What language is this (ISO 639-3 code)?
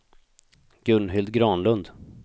swe